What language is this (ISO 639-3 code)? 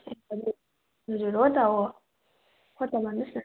nep